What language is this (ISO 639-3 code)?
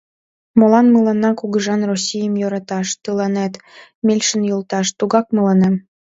chm